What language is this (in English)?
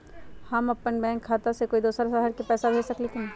Magahi